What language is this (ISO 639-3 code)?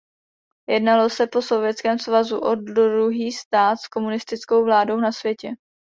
ces